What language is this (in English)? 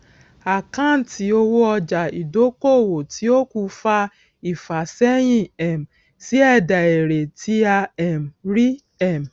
Yoruba